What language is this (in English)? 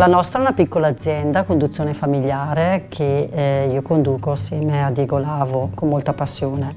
Italian